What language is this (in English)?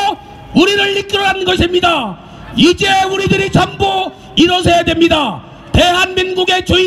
Korean